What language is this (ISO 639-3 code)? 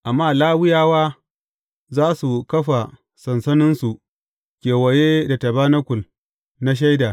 hau